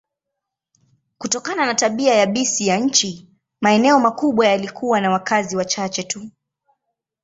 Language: Swahili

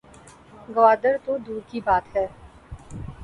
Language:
Urdu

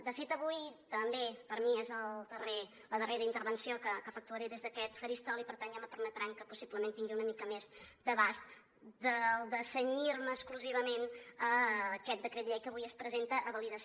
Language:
Catalan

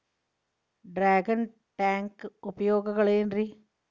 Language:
Kannada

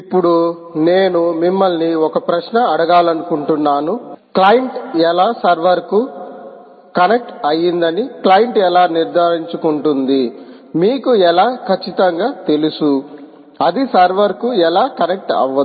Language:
Telugu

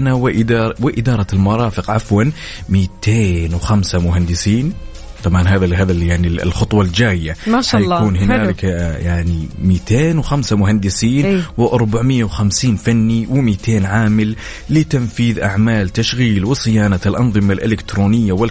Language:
Arabic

